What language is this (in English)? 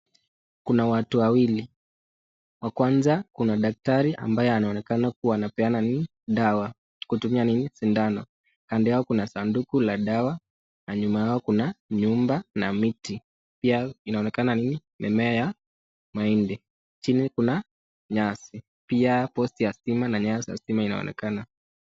Swahili